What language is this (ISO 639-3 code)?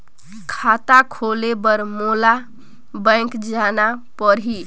hne